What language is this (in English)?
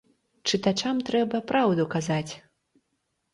Belarusian